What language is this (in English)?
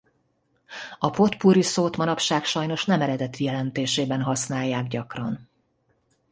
Hungarian